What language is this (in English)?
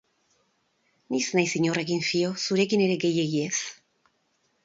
Basque